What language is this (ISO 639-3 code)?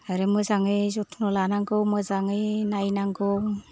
brx